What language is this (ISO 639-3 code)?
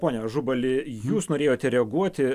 lit